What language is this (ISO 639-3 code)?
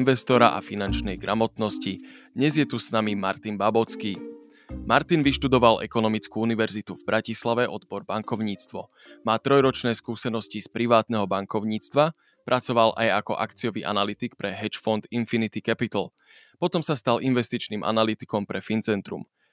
slk